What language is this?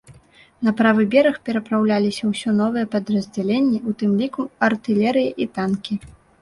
Belarusian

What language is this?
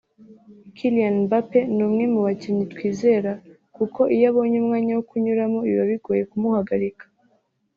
Kinyarwanda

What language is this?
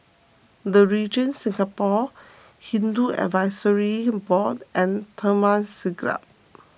English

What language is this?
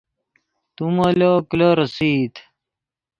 Yidgha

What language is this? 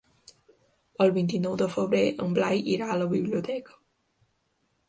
Catalan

